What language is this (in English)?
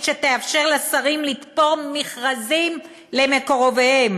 Hebrew